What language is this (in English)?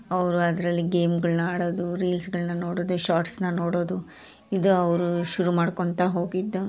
Kannada